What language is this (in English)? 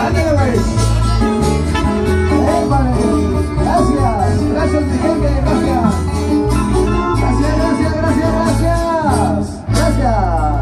Spanish